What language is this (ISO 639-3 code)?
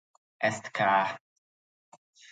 hun